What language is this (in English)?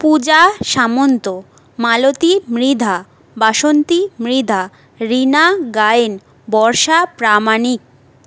Bangla